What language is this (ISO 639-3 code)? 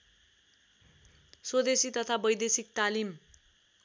nep